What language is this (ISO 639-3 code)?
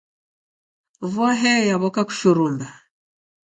dav